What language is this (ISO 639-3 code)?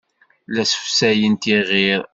kab